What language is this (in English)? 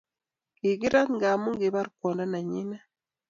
Kalenjin